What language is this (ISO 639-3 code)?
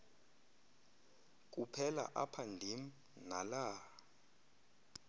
xho